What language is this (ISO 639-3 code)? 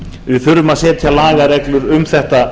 isl